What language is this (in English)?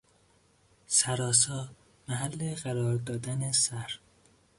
Persian